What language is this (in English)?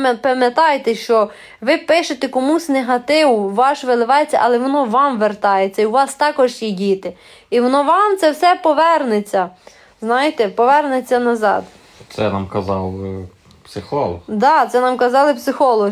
Ukrainian